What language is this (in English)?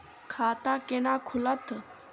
Maithili